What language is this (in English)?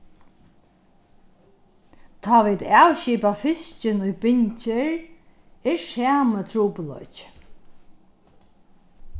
Faroese